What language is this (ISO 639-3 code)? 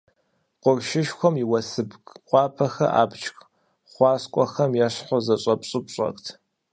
kbd